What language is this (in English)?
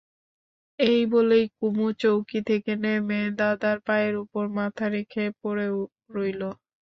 Bangla